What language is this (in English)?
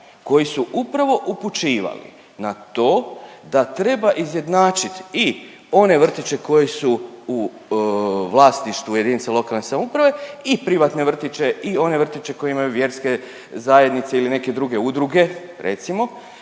Croatian